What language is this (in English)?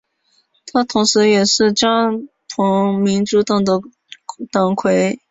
Chinese